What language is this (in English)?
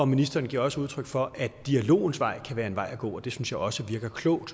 Danish